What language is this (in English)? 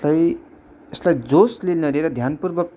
Nepali